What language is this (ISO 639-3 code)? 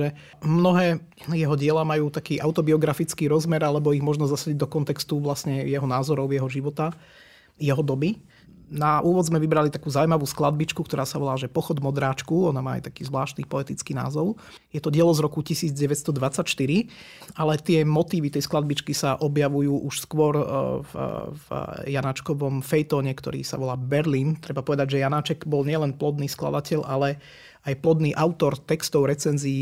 slk